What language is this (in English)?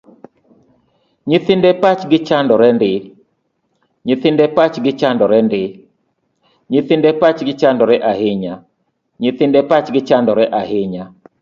Luo (Kenya and Tanzania)